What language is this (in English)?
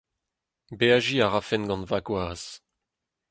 Breton